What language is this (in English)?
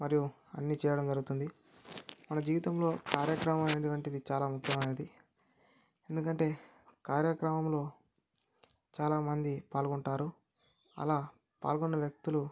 Telugu